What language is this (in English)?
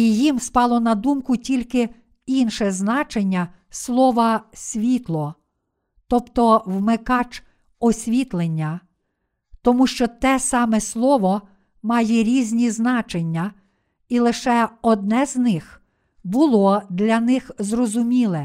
Ukrainian